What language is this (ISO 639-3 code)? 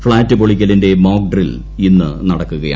mal